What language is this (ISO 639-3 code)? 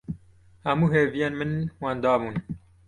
kur